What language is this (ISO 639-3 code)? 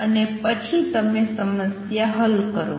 guj